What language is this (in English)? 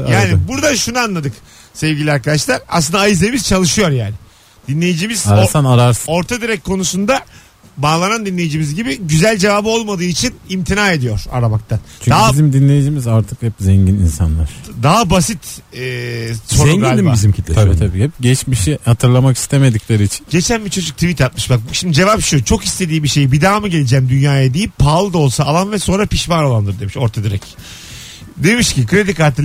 Turkish